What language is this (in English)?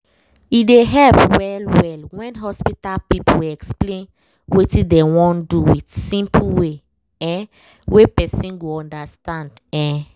Nigerian Pidgin